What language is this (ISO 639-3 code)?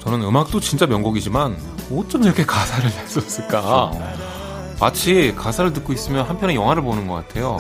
kor